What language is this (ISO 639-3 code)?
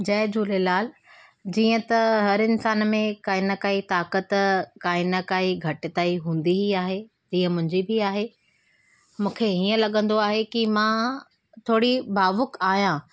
snd